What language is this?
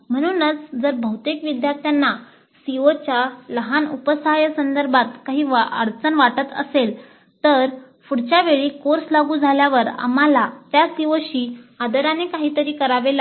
Marathi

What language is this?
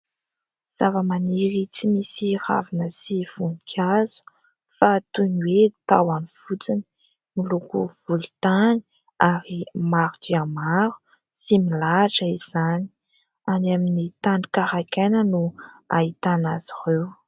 Malagasy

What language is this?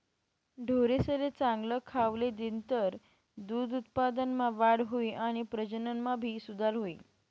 Marathi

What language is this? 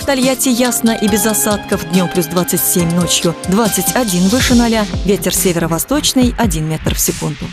Russian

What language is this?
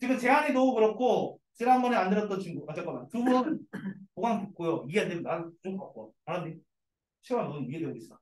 Korean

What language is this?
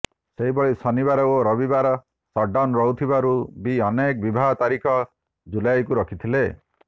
Odia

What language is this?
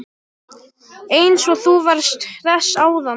Icelandic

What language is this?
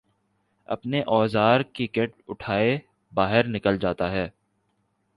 Urdu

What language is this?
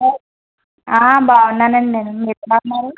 Telugu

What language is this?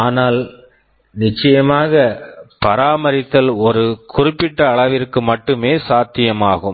Tamil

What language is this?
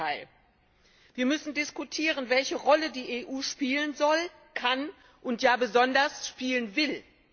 German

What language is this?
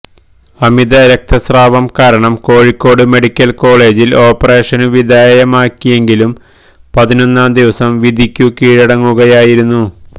Malayalam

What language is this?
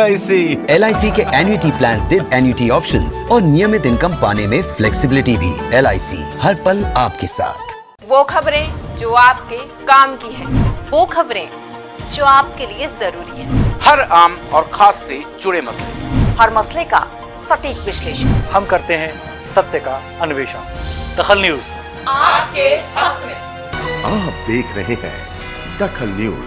Hindi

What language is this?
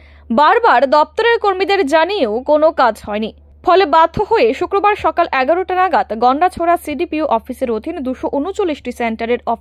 Romanian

